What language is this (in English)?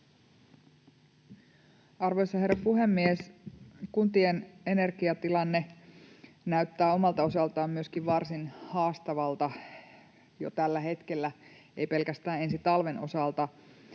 Finnish